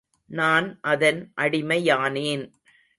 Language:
Tamil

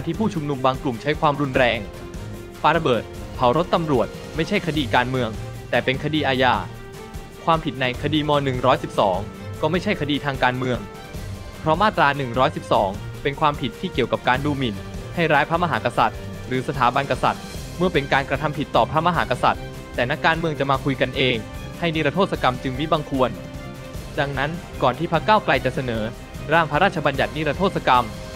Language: Thai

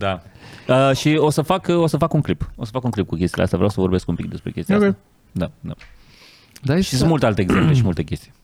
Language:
Romanian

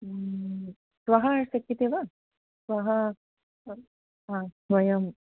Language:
Sanskrit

